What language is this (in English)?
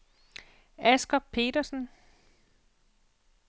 Danish